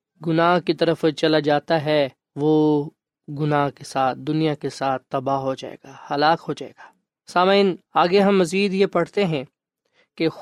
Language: Urdu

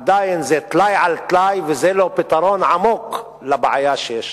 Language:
Hebrew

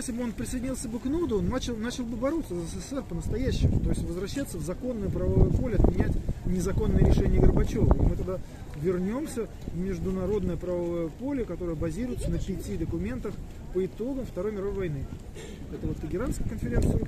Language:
Russian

